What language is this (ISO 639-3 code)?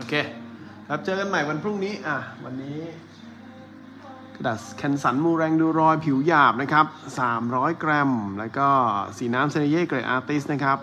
tha